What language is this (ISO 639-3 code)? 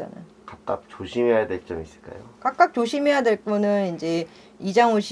kor